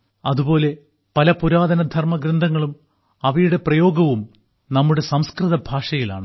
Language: Malayalam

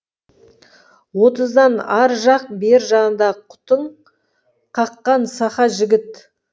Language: Kazakh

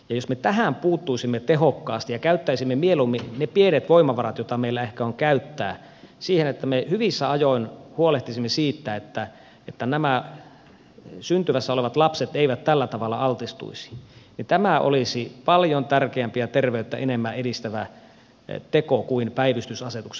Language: Finnish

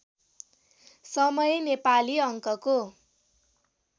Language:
Nepali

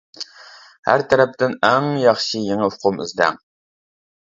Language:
Uyghur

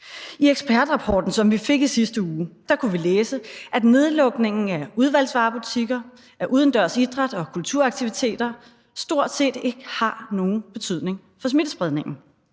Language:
Danish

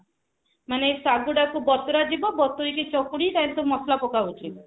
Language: Odia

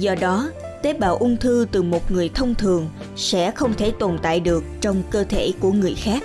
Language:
Vietnamese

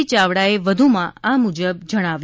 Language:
Gujarati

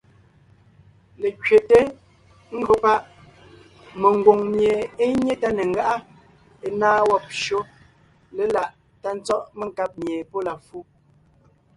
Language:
Ngiemboon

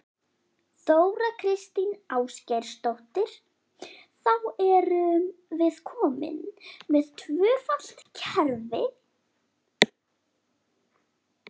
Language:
Icelandic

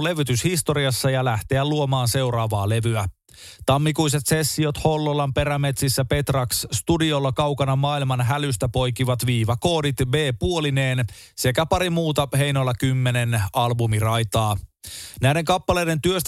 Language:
Finnish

